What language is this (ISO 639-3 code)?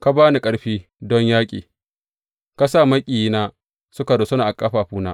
hau